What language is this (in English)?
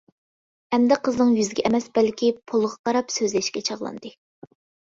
Uyghur